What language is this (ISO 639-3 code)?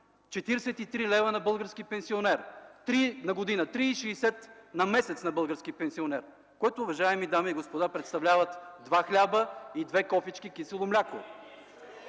bul